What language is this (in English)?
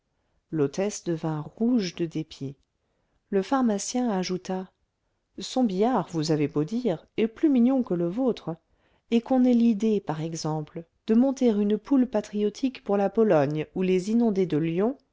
French